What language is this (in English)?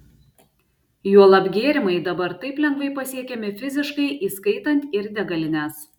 Lithuanian